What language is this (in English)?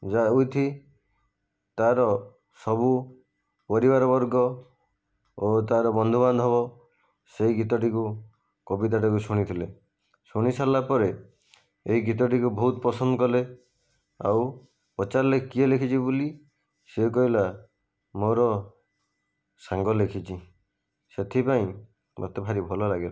Odia